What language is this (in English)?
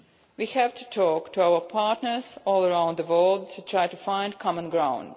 English